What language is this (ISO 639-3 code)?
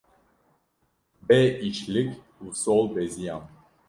kur